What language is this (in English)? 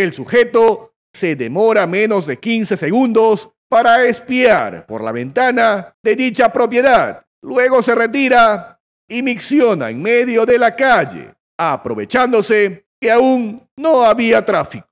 Spanish